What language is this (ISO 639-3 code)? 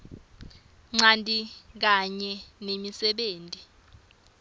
ssw